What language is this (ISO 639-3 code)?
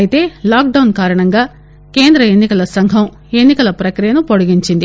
tel